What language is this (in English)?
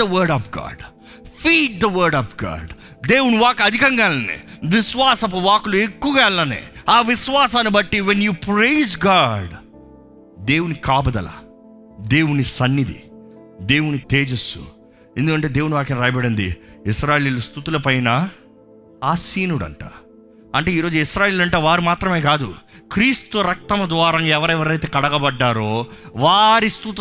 Telugu